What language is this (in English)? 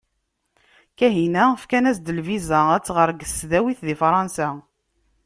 Kabyle